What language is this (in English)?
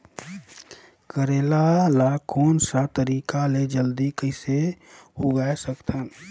Chhattisgarhi